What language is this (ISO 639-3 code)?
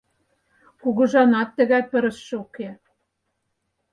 chm